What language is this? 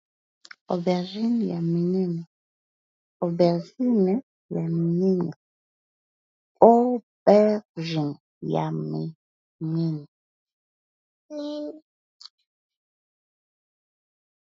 Lingala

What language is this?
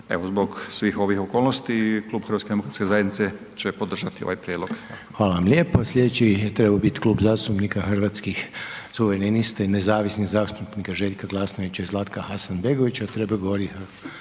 Croatian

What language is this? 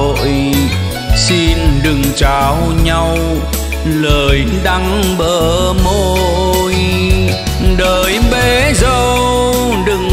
Vietnamese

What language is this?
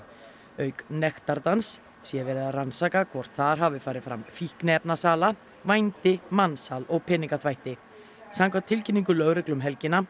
Icelandic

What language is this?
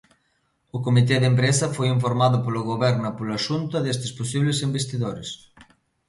Galician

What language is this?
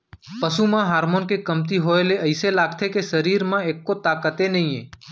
Chhattisgarhi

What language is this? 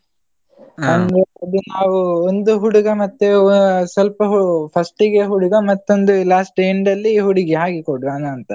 Kannada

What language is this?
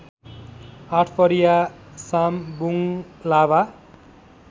Nepali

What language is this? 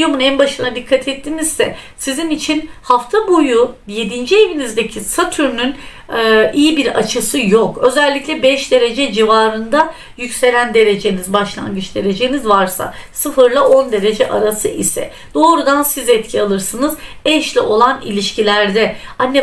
Turkish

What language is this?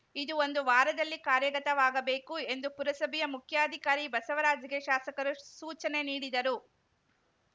Kannada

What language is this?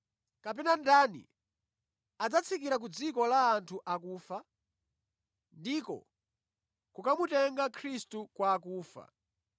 Nyanja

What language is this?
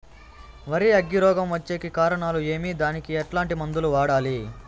Telugu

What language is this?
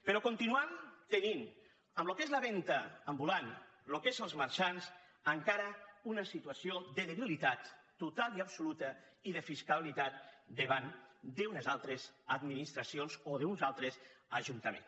Catalan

